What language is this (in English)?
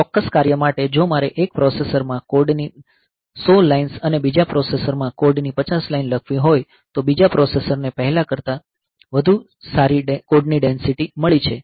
Gujarati